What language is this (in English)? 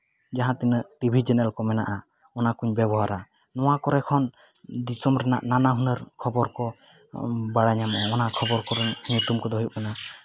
Santali